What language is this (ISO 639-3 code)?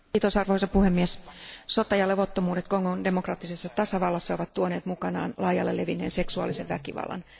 fin